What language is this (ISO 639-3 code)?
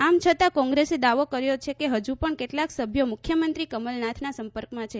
guj